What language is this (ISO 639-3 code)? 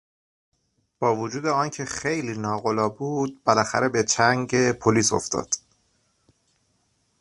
fas